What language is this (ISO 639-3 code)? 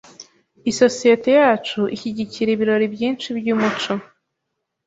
kin